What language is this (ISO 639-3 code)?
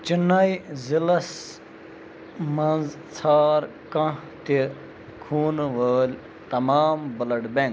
kas